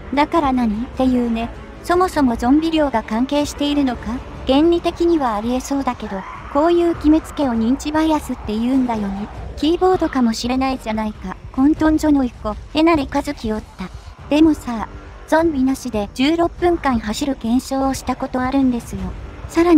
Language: Japanese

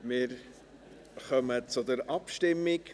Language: Swiss German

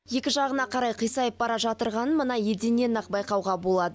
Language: Kazakh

